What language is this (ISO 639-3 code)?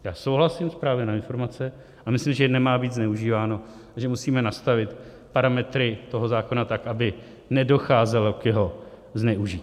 ces